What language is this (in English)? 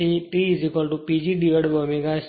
Gujarati